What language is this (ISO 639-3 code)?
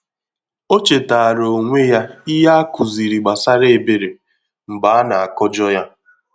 ibo